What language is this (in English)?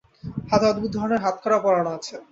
Bangla